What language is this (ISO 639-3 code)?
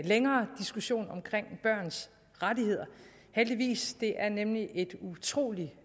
dan